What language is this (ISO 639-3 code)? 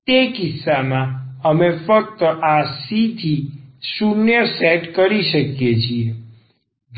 guj